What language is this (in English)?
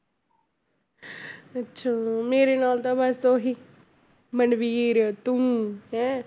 Punjabi